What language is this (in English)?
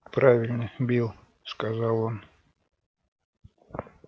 Russian